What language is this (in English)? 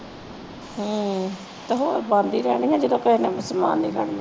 Punjabi